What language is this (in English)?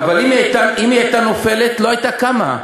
Hebrew